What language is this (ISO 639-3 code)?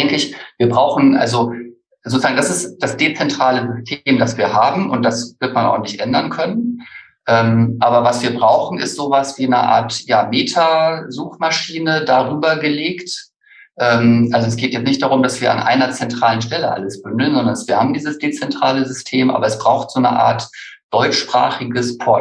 deu